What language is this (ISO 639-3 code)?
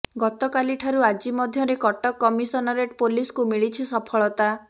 ori